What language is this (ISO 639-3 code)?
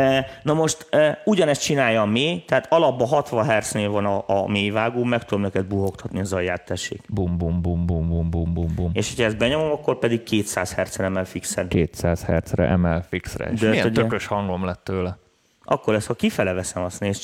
hun